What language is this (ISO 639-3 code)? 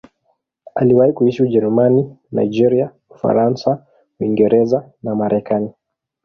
swa